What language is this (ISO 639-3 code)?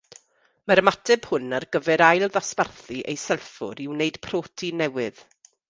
cym